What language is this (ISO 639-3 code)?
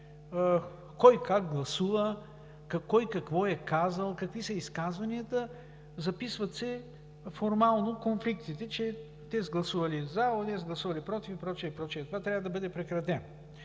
bul